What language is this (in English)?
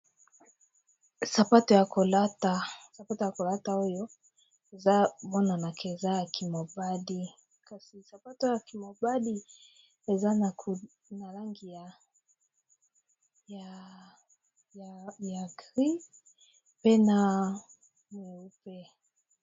Lingala